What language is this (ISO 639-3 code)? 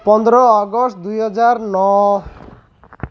ori